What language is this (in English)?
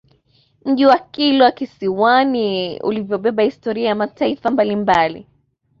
Swahili